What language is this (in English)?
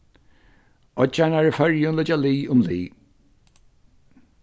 Faroese